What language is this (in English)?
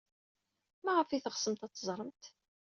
Kabyle